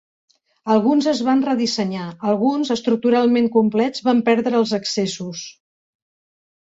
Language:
Catalan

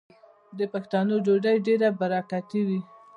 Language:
Pashto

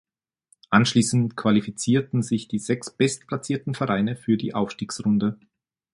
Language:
German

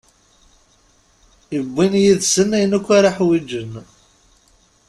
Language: Kabyle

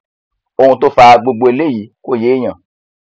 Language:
Yoruba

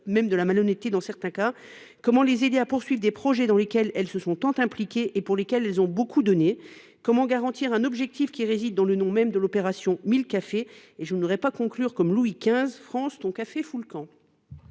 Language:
French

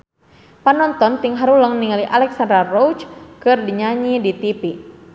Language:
Sundanese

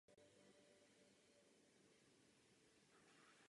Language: Czech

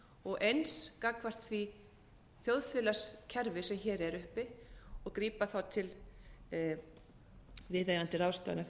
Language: Icelandic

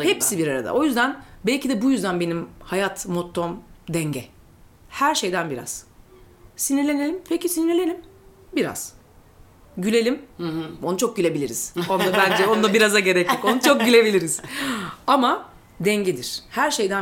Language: Turkish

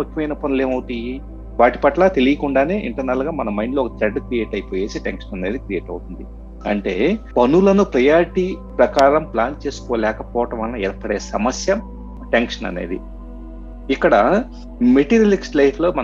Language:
Telugu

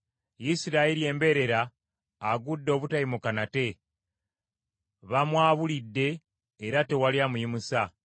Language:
Ganda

